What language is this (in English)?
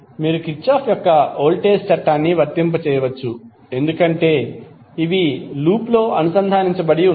Telugu